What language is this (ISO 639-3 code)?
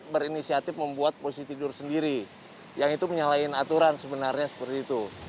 ind